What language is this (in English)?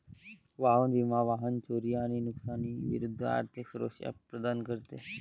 Marathi